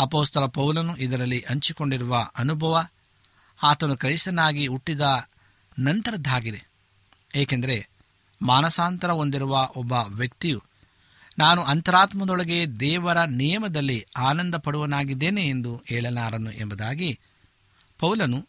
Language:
Kannada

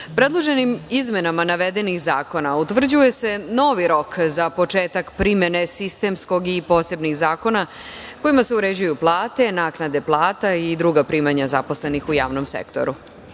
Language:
Serbian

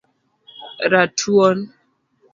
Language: Luo (Kenya and Tanzania)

